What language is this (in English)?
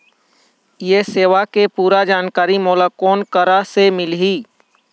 Chhattisgarhi